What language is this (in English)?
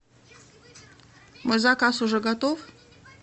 Russian